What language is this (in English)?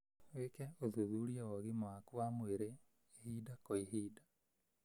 Kikuyu